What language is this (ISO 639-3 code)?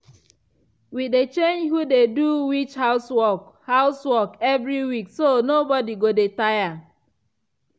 pcm